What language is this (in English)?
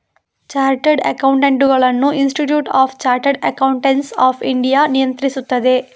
Kannada